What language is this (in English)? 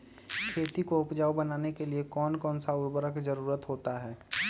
Magahi